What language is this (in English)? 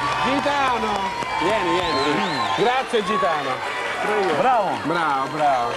Italian